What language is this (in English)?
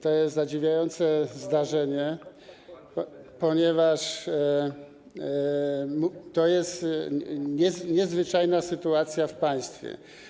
Polish